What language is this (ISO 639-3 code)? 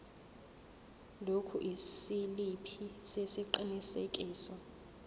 zul